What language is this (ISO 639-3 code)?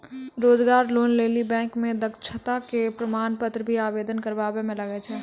mai